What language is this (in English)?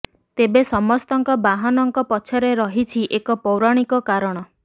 Odia